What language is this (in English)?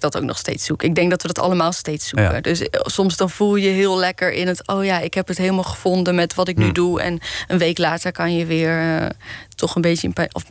Dutch